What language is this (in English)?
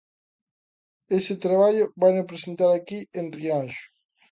Galician